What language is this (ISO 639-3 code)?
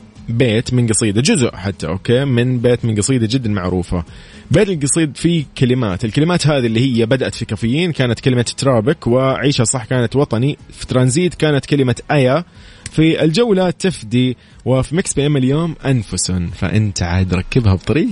ara